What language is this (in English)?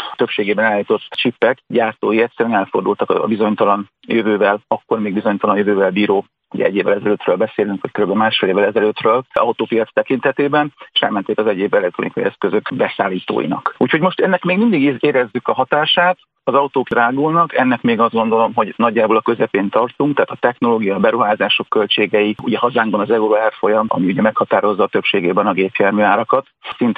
Hungarian